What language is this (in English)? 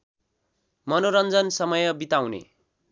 Nepali